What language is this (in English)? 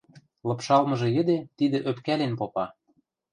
Western Mari